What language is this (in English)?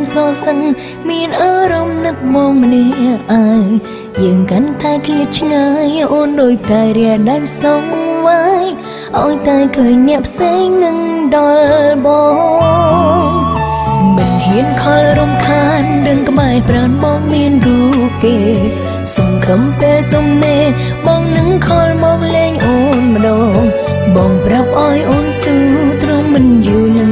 Thai